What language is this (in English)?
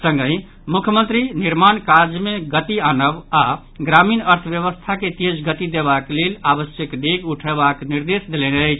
Maithili